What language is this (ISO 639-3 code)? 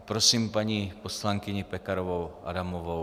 ces